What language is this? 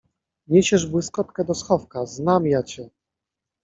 Polish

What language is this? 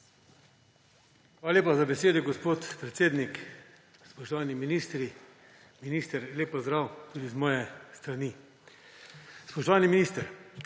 Slovenian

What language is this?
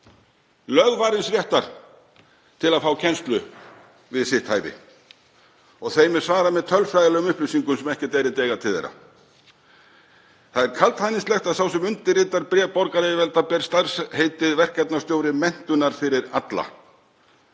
Icelandic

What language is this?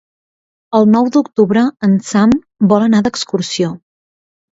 Catalan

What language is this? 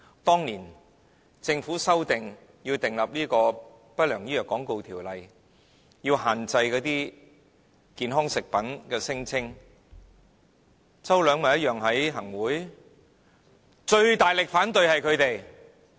Cantonese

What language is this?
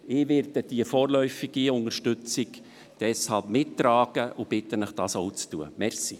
Swiss German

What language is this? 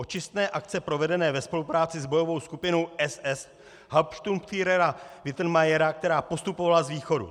Czech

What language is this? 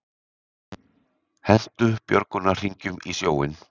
Icelandic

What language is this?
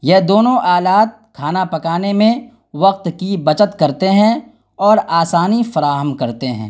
Urdu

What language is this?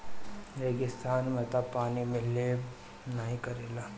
Bhojpuri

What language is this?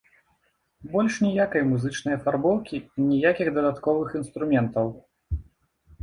Belarusian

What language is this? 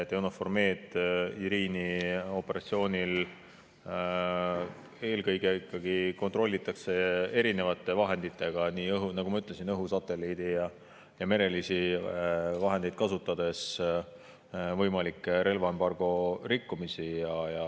Estonian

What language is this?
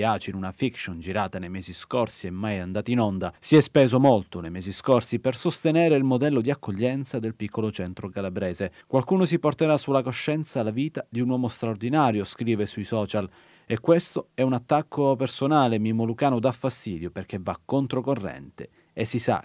Italian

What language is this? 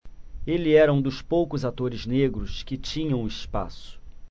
Portuguese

